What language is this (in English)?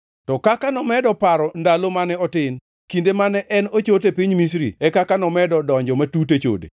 Luo (Kenya and Tanzania)